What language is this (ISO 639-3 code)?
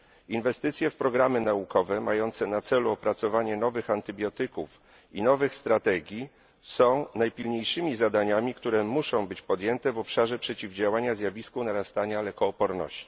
pol